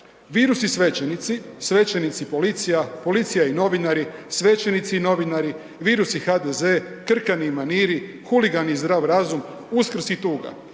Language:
Croatian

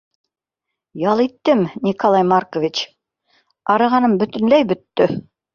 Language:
Bashkir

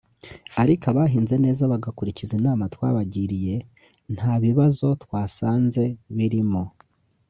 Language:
Kinyarwanda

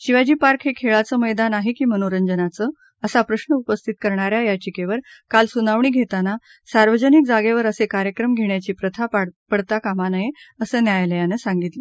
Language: Marathi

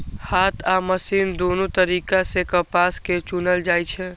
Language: Maithili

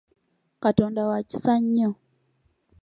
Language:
Ganda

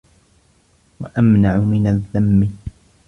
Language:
Arabic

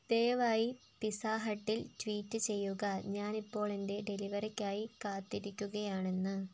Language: Malayalam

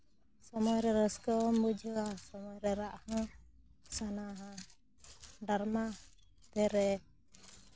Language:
Santali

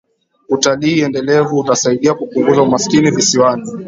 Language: Swahili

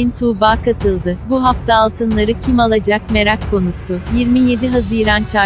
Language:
Turkish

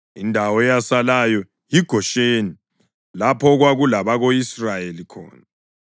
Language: North Ndebele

